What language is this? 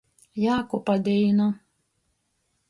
Latgalian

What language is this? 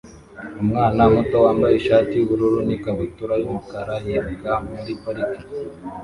Kinyarwanda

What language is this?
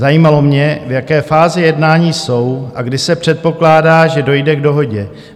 Czech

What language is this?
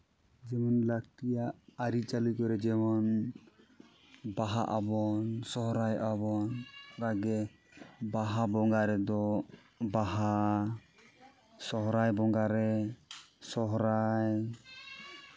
Santali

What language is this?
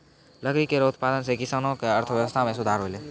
Maithili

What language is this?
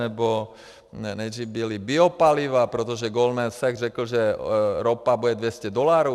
Czech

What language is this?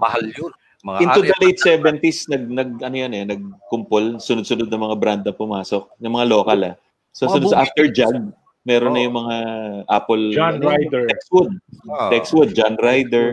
Filipino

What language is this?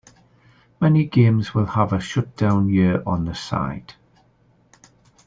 English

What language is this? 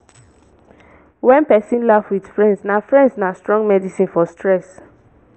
Nigerian Pidgin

